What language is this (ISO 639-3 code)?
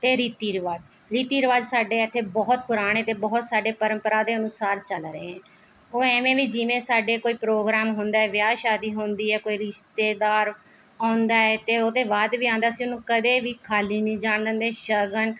pan